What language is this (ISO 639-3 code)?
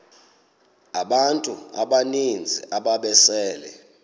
xho